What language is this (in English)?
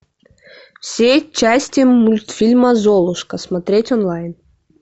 Russian